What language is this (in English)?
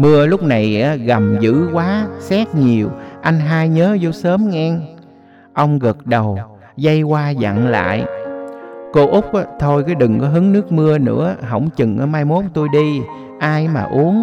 Vietnamese